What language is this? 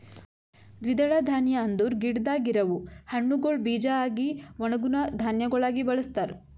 Kannada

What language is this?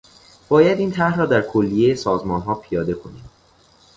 Persian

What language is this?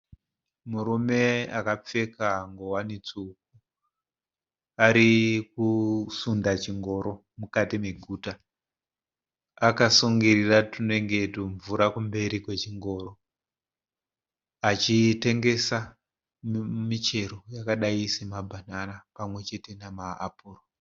Shona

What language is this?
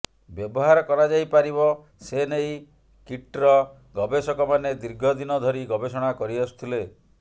Odia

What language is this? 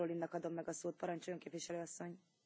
German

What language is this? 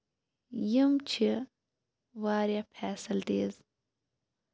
Kashmiri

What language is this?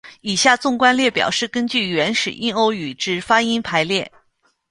Chinese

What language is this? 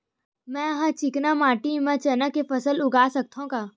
Chhattisgarhi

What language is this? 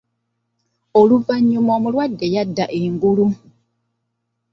Ganda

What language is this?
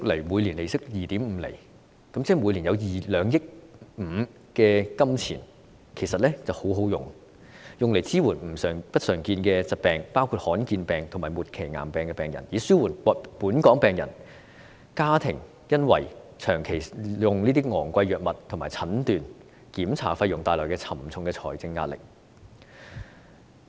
Cantonese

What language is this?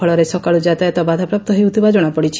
Odia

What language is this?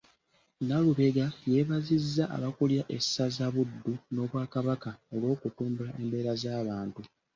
Ganda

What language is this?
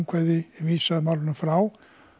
Icelandic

